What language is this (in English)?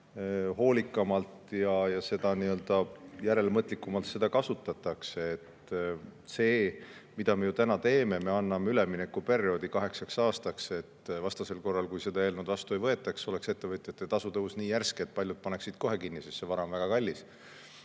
Estonian